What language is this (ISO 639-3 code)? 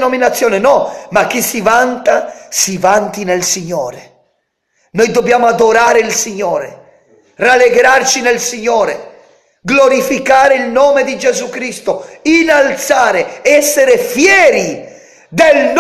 ita